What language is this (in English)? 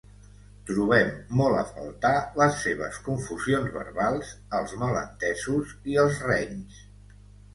Catalan